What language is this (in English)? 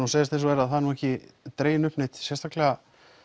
Icelandic